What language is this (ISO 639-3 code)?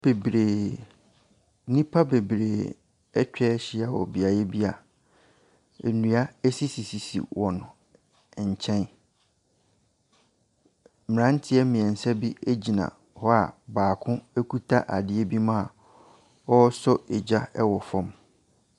aka